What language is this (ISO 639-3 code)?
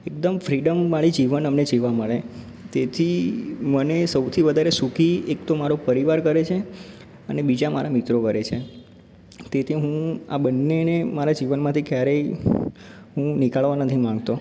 guj